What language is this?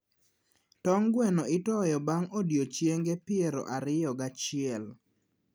Luo (Kenya and Tanzania)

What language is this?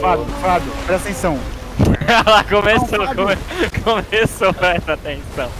Portuguese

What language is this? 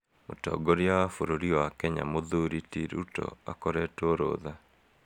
Kikuyu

